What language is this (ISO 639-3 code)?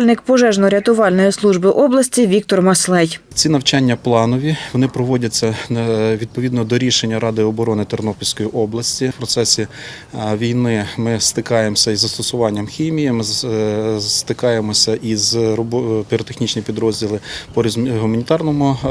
ukr